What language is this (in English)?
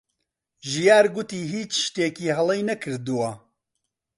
Central Kurdish